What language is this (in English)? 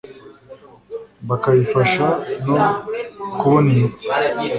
Kinyarwanda